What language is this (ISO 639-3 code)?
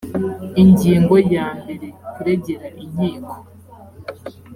kin